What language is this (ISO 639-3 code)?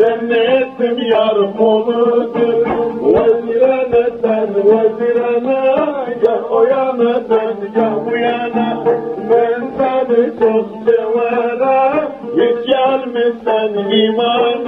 nld